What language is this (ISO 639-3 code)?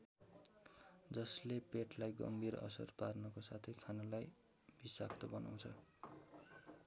nep